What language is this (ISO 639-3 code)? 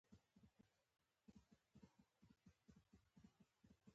pus